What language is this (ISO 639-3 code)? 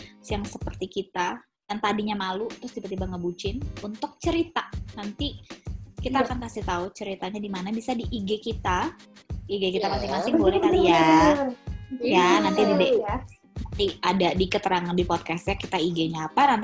ind